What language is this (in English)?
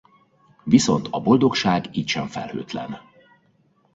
Hungarian